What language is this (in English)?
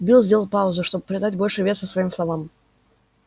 Russian